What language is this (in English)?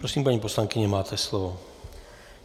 Czech